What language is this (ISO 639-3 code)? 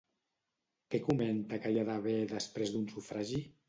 cat